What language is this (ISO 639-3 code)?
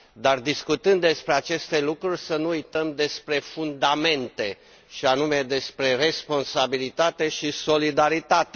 ron